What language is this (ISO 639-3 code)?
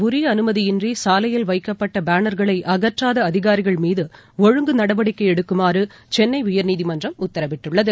tam